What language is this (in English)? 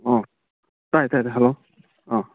Manipuri